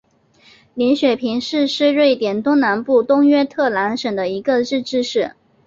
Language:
Chinese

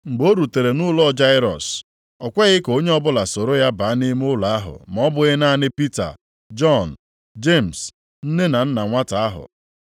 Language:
Igbo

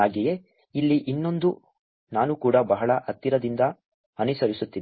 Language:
Kannada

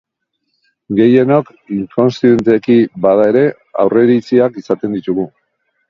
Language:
Basque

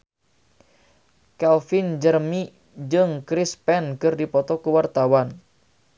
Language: Sundanese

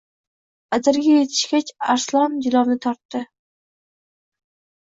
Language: Uzbek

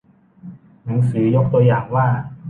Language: Thai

